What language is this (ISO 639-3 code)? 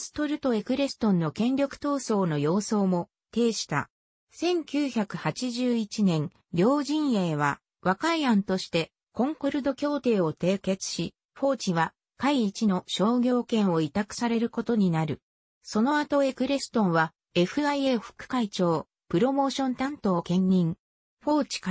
jpn